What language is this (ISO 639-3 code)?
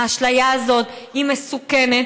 heb